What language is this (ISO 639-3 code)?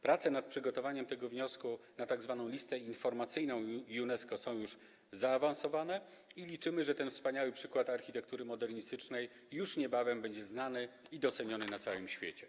pol